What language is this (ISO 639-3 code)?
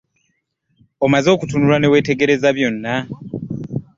lug